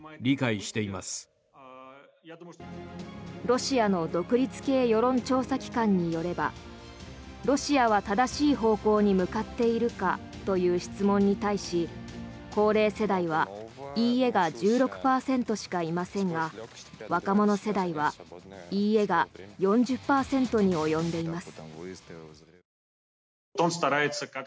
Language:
Japanese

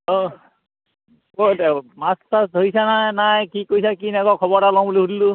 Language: Assamese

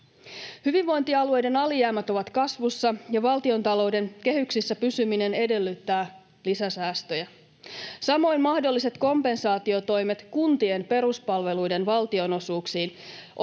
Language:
Finnish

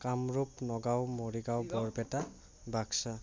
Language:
Assamese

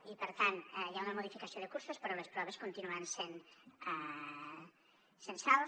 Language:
Catalan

